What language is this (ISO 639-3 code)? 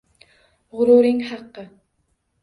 uzb